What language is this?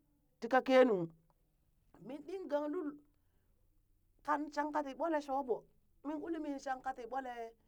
Burak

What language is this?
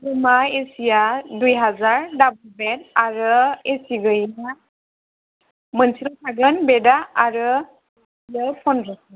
Bodo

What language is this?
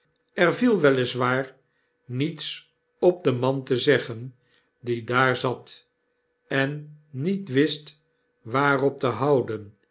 Dutch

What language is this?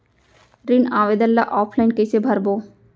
Chhattisgarhi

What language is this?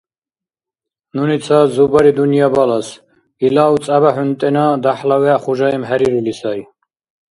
Dargwa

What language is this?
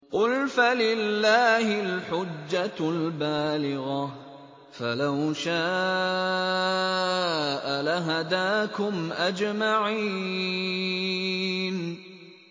Arabic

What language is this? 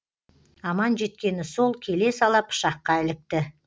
Kazakh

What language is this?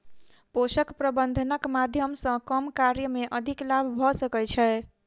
Maithili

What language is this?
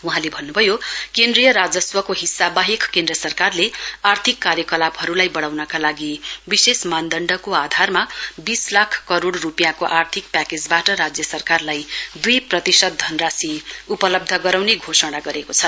Nepali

